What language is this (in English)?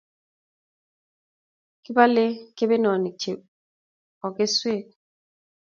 Kalenjin